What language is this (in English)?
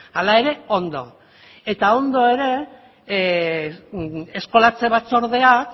Basque